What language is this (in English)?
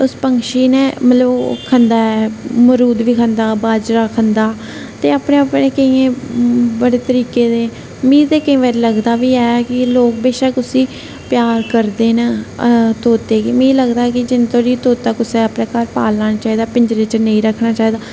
Dogri